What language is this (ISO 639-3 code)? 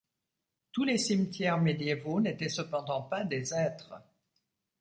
fra